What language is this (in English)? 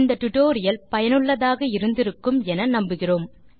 Tamil